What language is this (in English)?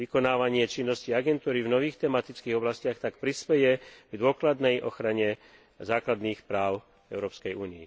Slovak